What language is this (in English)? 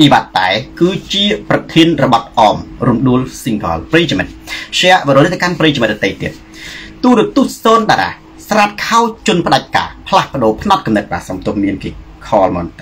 Thai